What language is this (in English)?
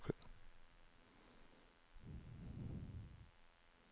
Norwegian